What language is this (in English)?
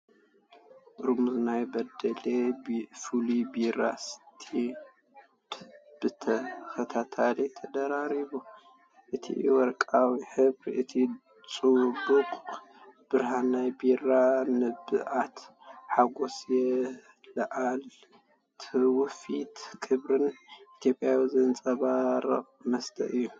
Tigrinya